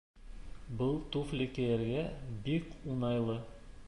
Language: Bashkir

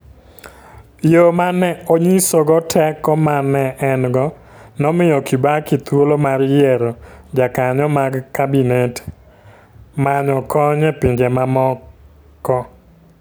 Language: Luo (Kenya and Tanzania)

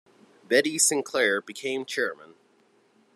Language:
English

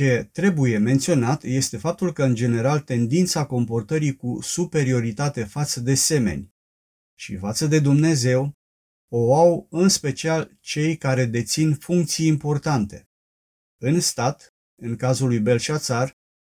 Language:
Romanian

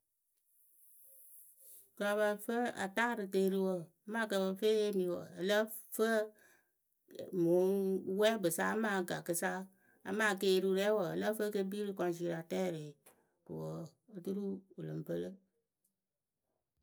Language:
Akebu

